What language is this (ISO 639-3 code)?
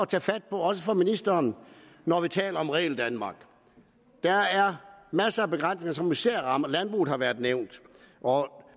dan